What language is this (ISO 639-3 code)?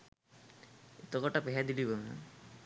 sin